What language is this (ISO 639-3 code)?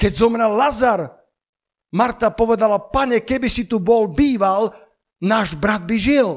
slk